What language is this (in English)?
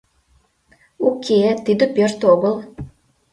Mari